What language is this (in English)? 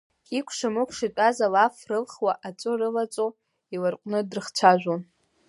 Abkhazian